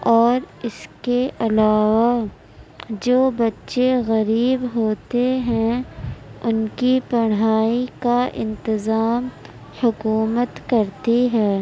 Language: Urdu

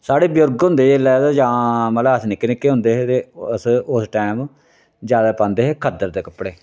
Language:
Dogri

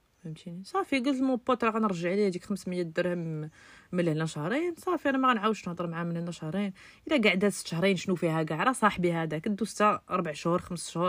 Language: Arabic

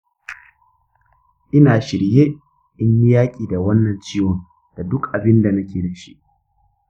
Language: Hausa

